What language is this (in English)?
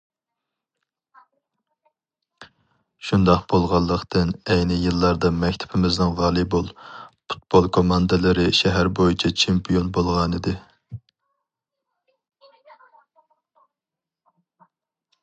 Uyghur